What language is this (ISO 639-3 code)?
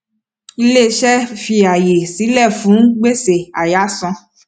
yor